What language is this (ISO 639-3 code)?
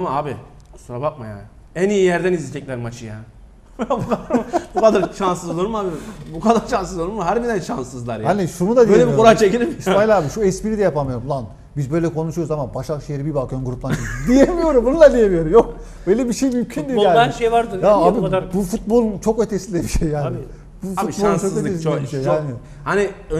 tur